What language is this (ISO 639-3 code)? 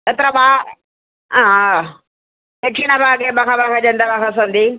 san